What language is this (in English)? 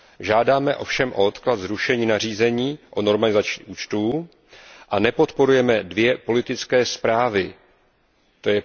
Czech